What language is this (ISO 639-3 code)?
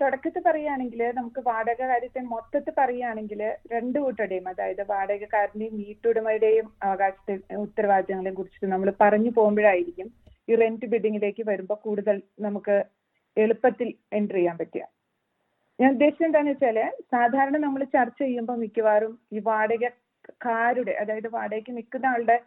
mal